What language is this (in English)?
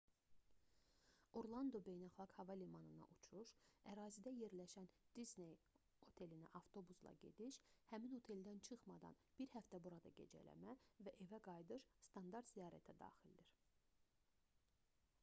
Azerbaijani